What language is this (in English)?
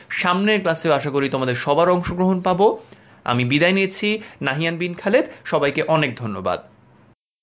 Bangla